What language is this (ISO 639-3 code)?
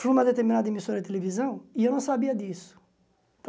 por